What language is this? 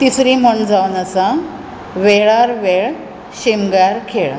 Konkani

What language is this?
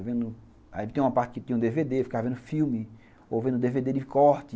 Portuguese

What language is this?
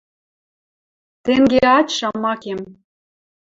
Western Mari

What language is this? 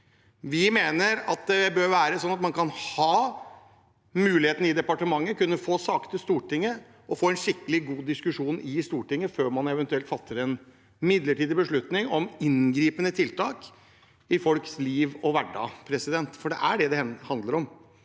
Norwegian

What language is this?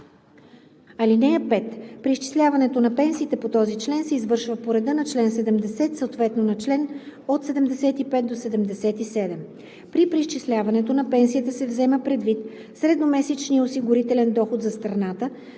Bulgarian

